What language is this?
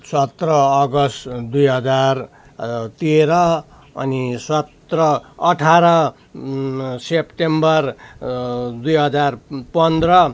Nepali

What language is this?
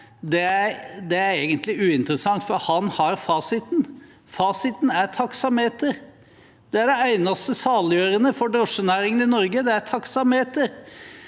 Norwegian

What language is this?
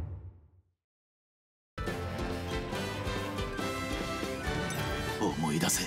Japanese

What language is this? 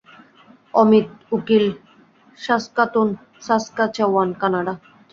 Bangla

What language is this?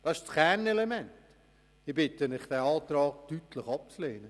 Swiss German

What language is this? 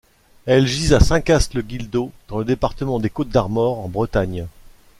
French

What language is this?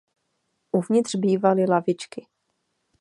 Czech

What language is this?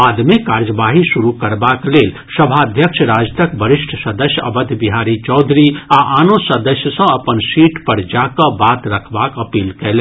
Maithili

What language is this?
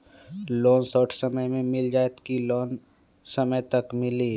Magahi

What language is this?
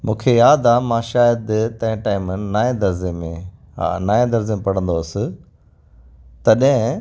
Sindhi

